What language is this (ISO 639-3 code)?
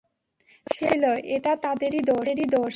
ben